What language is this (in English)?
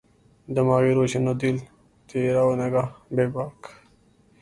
Urdu